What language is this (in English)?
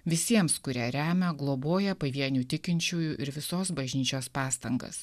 Lithuanian